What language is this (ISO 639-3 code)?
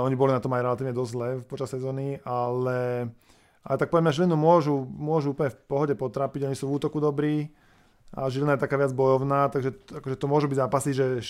slk